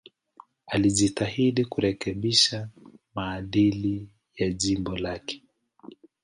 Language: Swahili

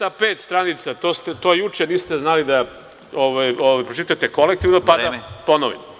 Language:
Serbian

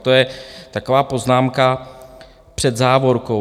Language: Czech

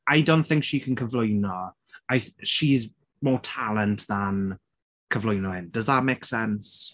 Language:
Welsh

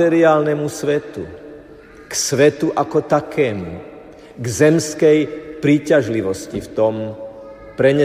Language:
Slovak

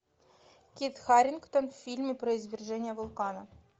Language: Russian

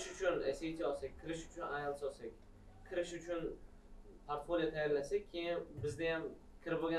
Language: Turkish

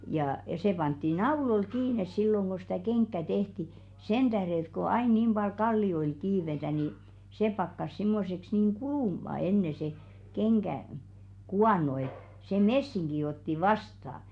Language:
Finnish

